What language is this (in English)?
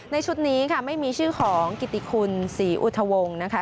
Thai